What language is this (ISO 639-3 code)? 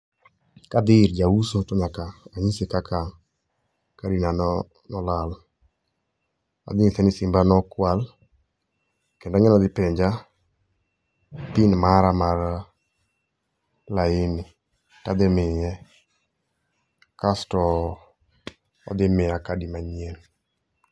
luo